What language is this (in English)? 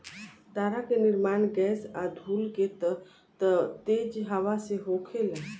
Bhojpuri